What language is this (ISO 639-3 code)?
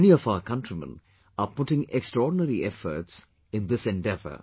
eng